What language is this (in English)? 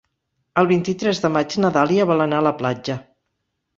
Catalan